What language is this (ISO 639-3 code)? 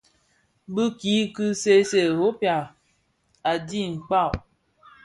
ksf